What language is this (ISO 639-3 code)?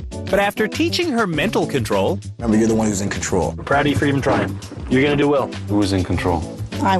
eng